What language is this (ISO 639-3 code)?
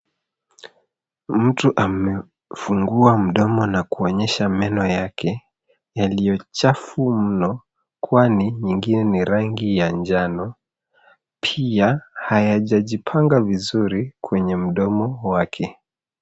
swa